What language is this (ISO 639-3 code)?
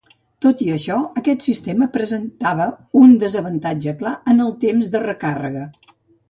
cat